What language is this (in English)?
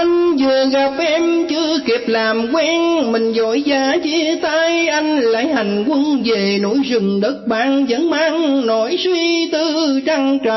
Vietnamese